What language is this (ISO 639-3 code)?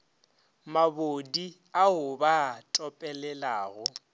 nso